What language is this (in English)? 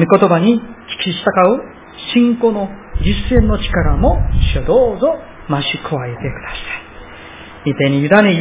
Japanese